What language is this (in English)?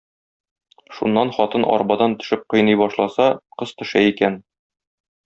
Tatar